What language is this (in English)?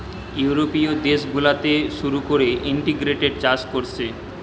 Bangla